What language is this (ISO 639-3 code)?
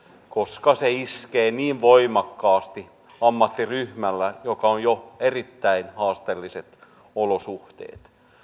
fin